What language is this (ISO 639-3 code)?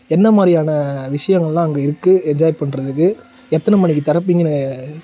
tam